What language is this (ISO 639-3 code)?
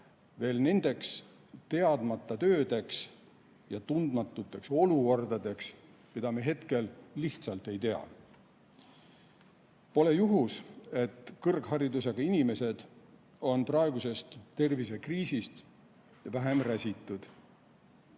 est